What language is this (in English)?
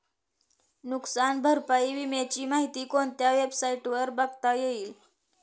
Marathi